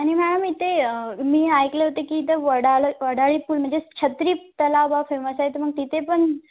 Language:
Marathi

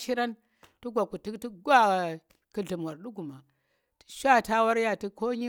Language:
Tera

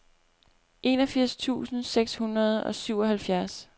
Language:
Danish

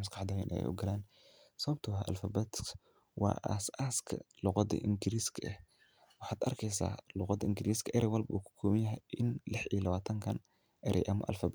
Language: Somali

